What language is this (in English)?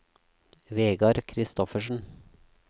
Norwegian